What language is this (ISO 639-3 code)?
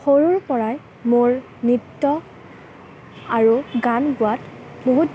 asm